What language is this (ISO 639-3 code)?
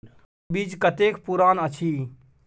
mai